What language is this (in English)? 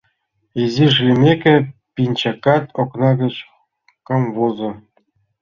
Mari